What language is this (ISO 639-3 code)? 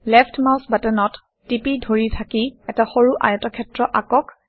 asm